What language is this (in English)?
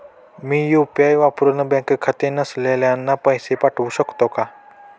Marathi